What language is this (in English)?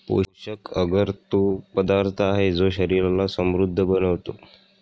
Marathi